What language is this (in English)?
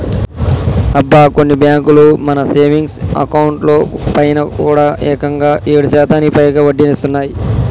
Telugu